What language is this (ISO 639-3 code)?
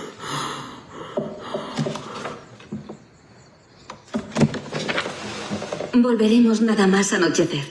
spa